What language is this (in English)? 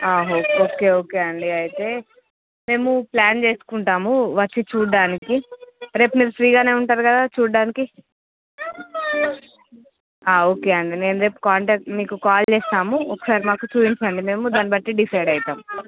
Telugu